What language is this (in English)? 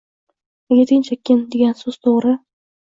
Uzbek